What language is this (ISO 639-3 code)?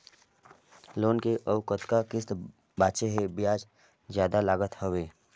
hne